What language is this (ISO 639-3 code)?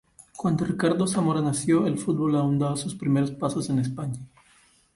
spa